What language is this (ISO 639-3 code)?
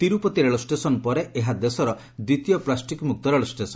ori